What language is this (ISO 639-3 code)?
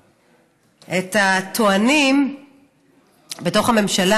heb